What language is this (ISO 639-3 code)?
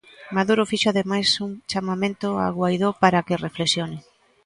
glg